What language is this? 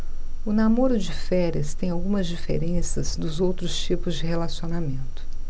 Portuguese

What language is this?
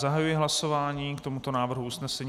Czech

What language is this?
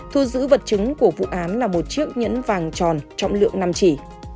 Vietnamese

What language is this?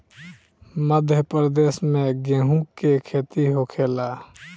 Bhojpuri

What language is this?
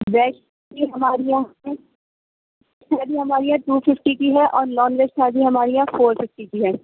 Urdu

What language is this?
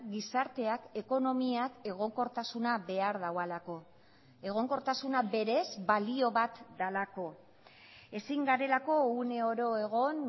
Basque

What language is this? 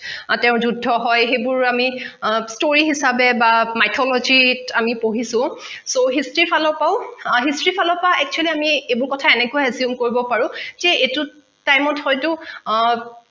Assamese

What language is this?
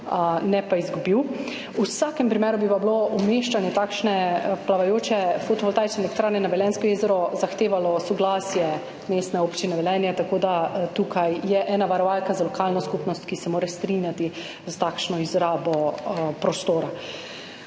Slovenian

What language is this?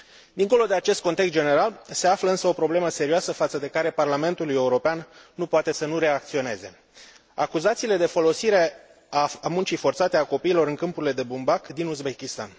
Romanian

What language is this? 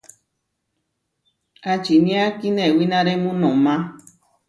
Huarijio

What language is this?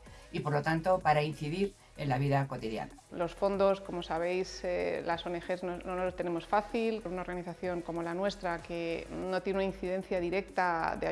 Spanish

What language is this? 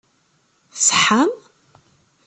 Kabyle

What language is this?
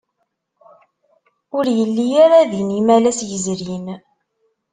Kabyle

